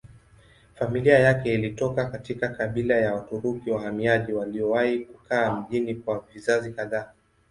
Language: Swahili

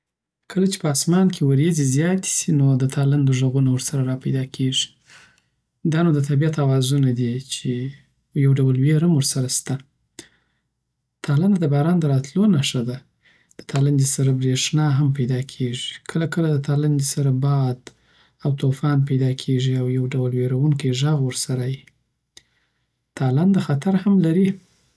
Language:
Southern Pashto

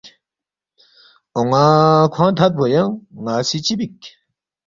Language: Balti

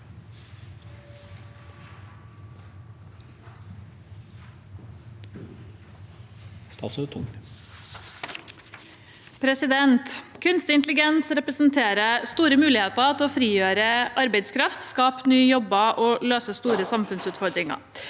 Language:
Norwegian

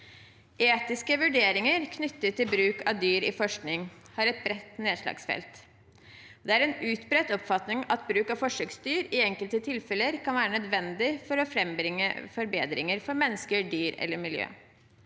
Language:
Norwegian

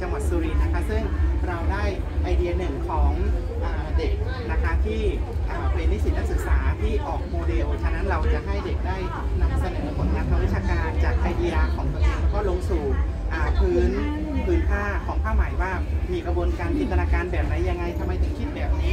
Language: Thai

